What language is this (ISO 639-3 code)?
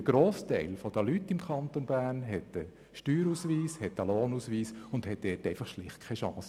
gsw